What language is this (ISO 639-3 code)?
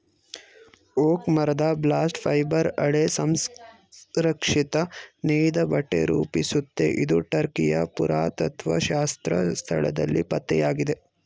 kan